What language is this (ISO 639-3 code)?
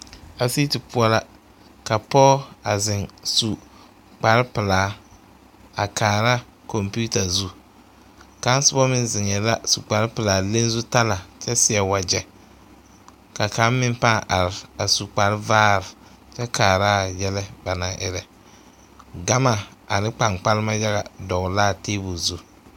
dga